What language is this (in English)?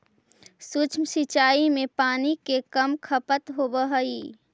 Magahi